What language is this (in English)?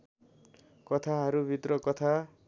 Nepali